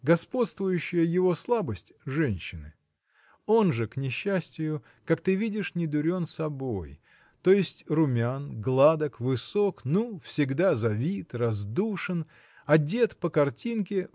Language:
Russian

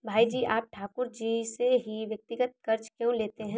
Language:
Hindi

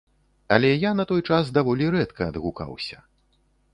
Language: Belarusian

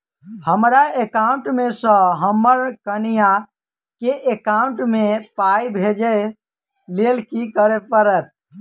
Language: Maithili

